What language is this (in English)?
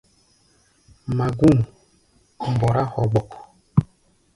Gbaya